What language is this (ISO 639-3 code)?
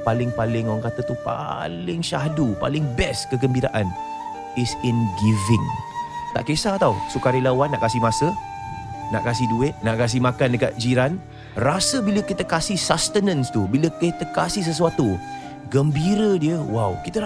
msa